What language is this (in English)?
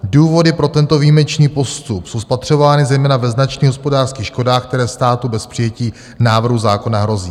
Czech